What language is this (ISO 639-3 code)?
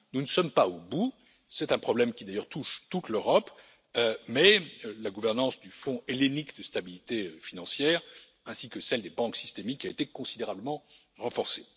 fra